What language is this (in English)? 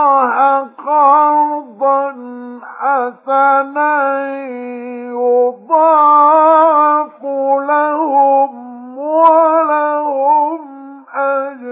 Arabic